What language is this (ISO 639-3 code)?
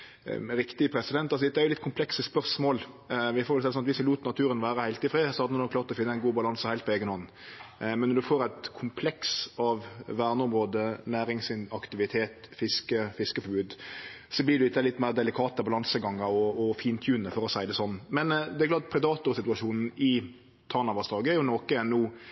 nno